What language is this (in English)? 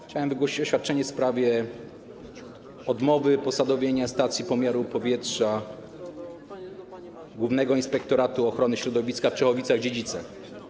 Polish